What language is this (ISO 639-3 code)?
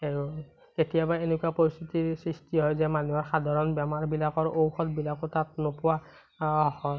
asm